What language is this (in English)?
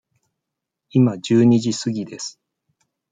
Japanese